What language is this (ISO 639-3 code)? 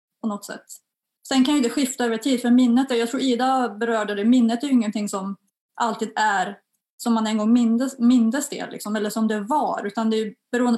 swe